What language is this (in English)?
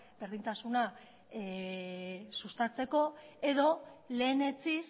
Basque